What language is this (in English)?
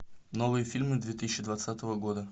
Russian